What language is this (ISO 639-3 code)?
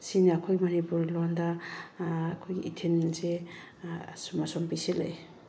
mni